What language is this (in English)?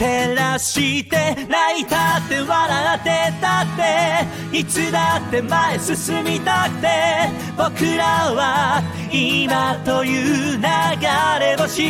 Japanese